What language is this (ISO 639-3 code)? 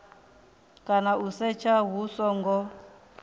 ven